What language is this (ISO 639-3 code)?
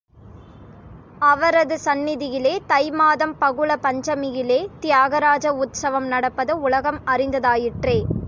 tam